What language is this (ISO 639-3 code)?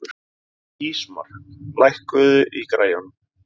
isl